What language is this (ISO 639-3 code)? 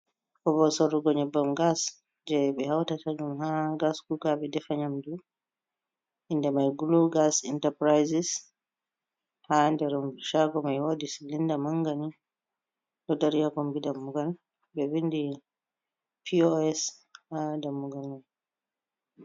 ful